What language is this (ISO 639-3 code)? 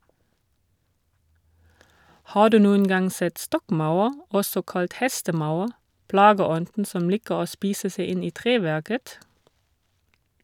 nor